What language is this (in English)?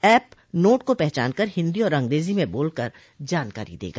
Hindi